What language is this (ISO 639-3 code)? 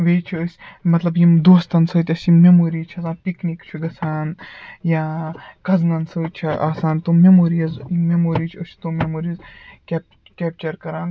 kas